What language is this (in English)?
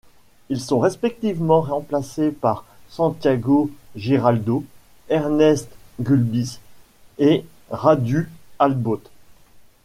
French